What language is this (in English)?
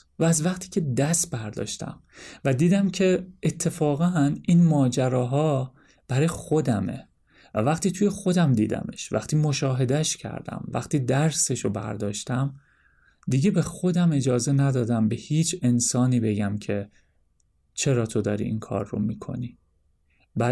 Persian